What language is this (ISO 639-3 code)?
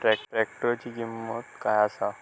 mar